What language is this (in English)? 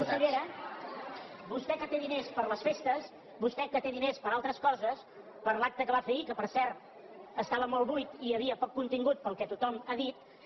Catalan